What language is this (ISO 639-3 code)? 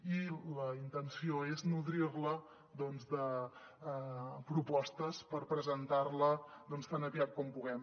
cat